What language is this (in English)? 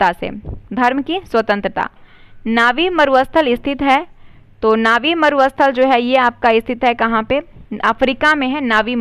Hindi